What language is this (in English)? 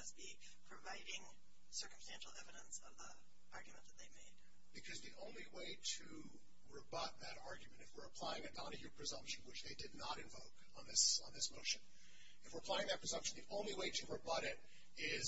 English